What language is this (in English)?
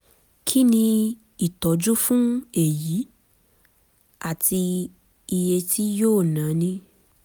Yoruba